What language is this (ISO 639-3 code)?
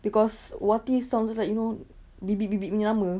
eng